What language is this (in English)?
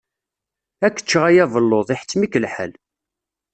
Kabyle